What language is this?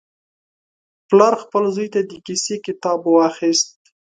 Pashto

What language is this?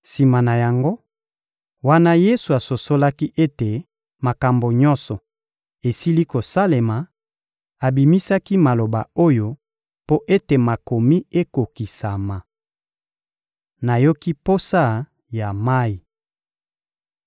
Lingala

